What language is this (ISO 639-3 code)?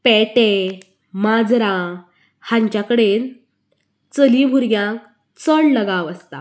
kok